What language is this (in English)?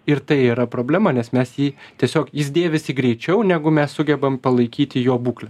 Lithuanian